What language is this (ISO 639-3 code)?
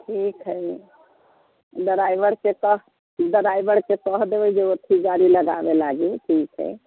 mai